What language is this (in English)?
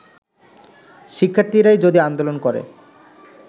Bangla